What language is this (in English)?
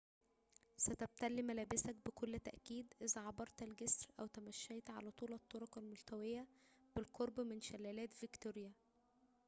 Arabic